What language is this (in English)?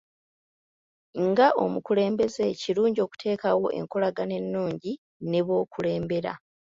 Ganda